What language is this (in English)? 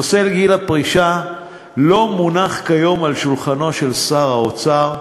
Hebrew